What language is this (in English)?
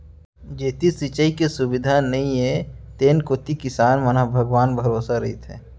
Chhattisgarhi